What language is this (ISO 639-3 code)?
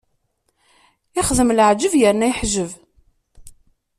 kab